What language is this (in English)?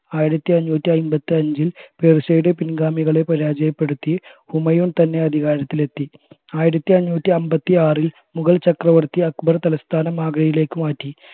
Malayalam